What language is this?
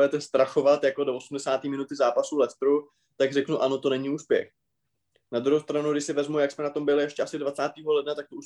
Czech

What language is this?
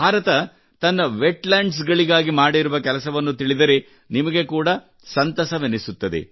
Kannada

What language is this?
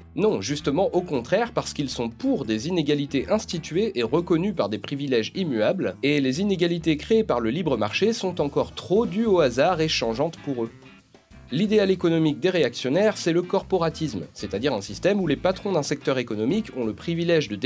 French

